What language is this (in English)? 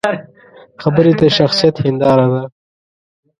Pashto